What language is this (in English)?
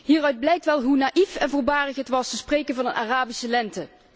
Dutch